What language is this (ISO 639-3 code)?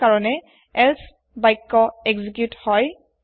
asm